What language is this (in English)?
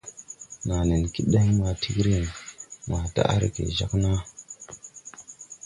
Tupuri